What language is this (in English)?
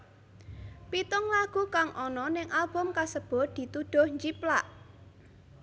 Javanese